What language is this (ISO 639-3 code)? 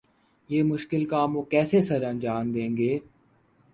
urd